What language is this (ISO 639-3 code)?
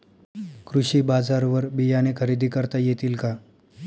mar